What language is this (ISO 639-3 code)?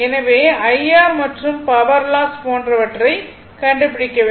tam